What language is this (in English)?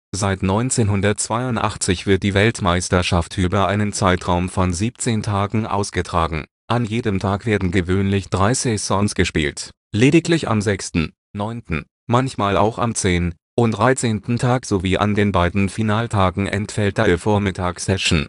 German